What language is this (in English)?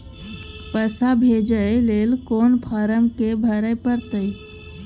Maithili